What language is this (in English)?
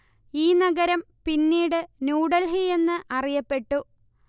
Malayalam